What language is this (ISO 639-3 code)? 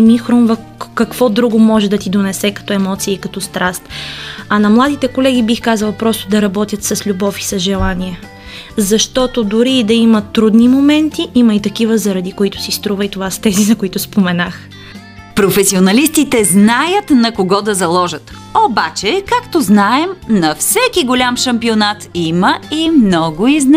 bul